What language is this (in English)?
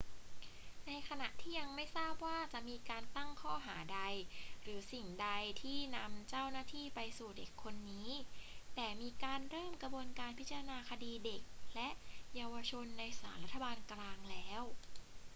Thai